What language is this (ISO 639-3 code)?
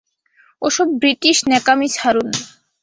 ben